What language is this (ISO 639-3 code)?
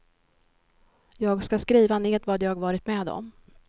swe